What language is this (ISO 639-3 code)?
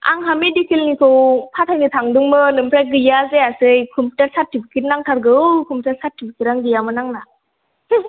brx